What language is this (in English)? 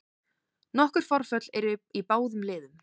Icelandic